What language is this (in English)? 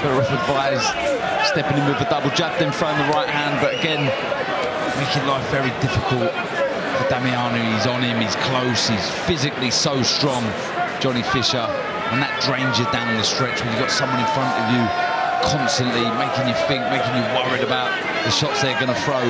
English